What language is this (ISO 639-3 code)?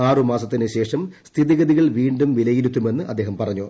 mal